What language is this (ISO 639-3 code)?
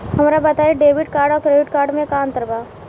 bho